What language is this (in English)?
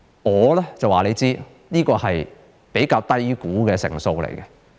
Cantonese